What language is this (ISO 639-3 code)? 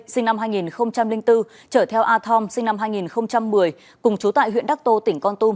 vie